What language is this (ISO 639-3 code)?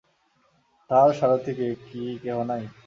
ben